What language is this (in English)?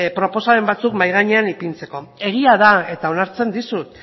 Basque